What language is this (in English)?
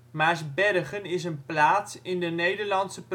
Dutch